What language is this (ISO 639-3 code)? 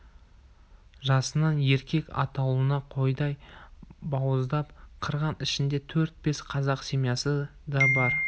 kaz